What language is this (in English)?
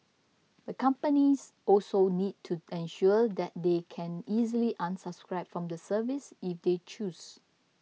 English